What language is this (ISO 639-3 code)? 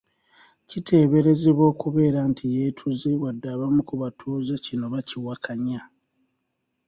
lug